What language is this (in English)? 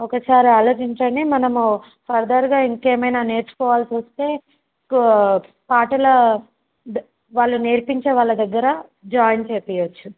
Telugu